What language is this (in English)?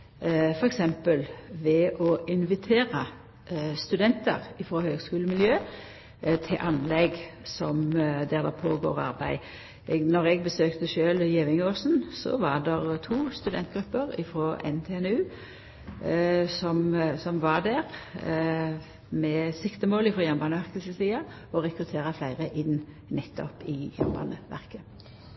Norwegian Nynorsk